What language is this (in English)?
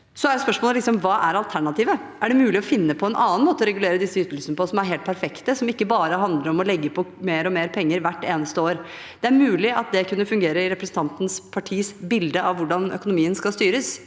Norwegian